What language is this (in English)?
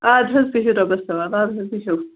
Kashmiri